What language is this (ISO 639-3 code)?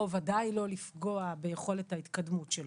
heb